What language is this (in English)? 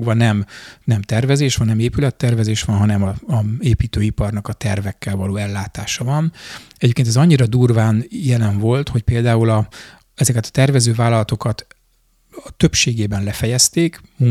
Hungarian